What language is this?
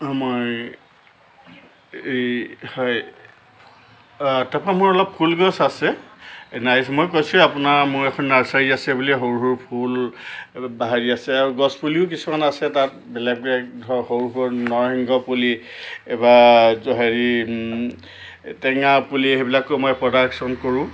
Assamese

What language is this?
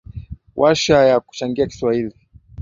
Swahili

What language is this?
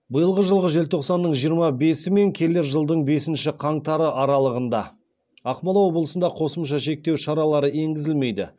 Kazakh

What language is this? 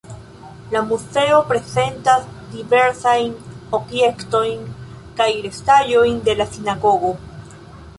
Esperanto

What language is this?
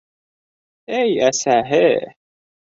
Bashkir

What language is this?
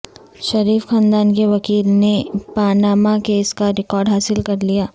Urdu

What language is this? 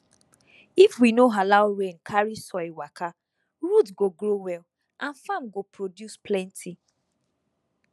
Nigerian Pidgin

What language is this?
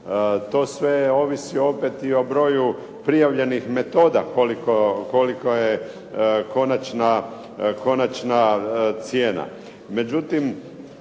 Croatian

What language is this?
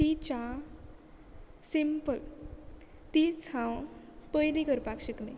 Konkani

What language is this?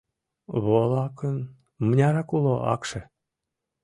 Mari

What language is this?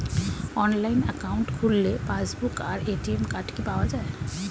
Bangla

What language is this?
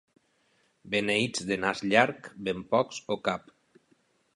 Catalan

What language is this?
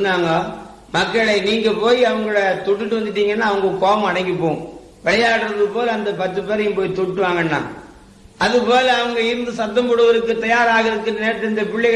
Tamil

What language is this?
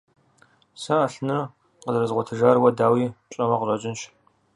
Kabardian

